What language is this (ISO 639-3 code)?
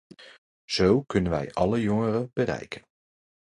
nld